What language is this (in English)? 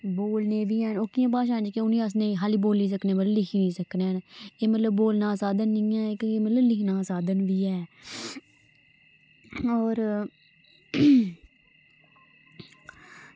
Dogri